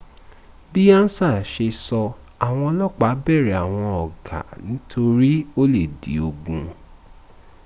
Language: Yoruba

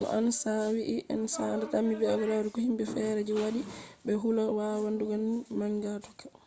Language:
Fula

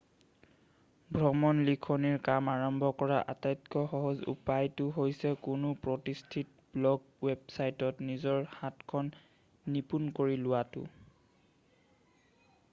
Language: Assamese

